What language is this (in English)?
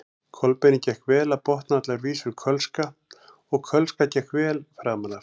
Icelandic